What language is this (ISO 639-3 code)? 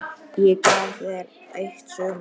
isl